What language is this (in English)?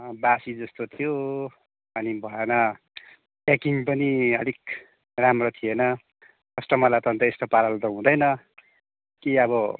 Nepali